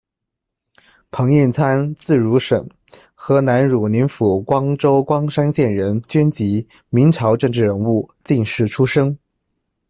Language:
Chinese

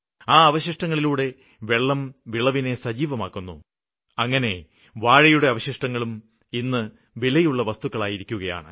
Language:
Malayalam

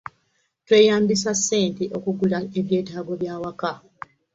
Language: Ganda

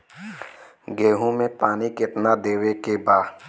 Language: Bhojpuri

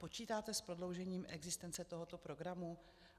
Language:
Czech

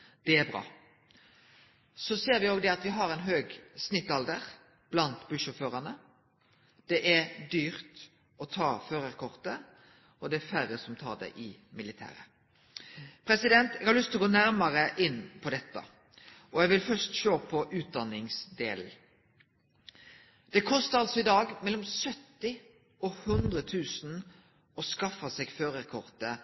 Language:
Norwegian Nynorsk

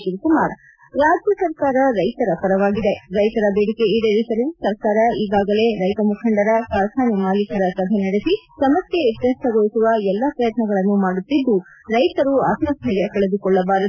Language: Kannada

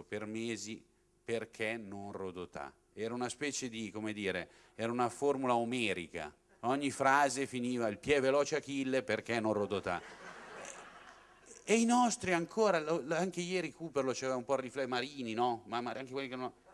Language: Italian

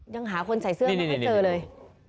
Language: Thai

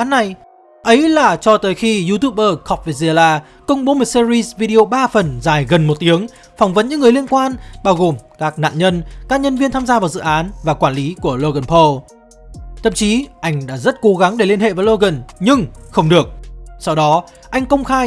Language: Vietnamese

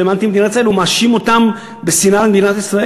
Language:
Hebrew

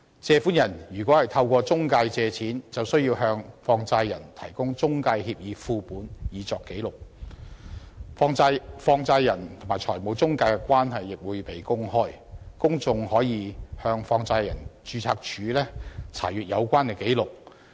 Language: Cantonese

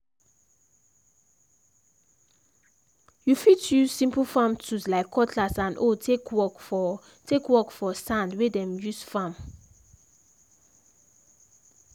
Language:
Nigerian Pidgin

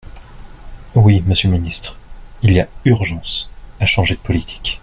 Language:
French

